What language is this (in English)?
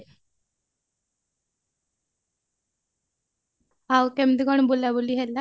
Odia